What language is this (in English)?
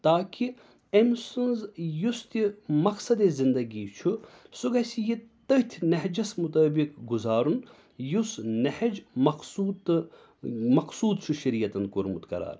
Kashmiri